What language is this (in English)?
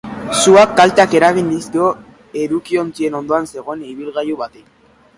Basque